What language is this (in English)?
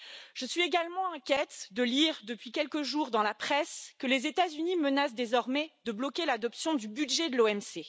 French